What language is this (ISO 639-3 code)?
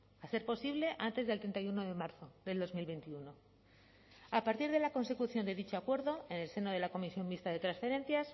spa